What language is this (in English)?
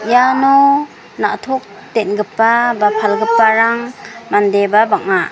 Garo